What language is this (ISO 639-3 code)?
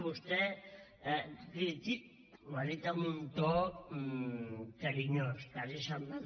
cat